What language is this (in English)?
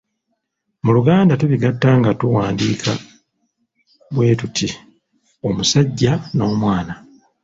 Ganda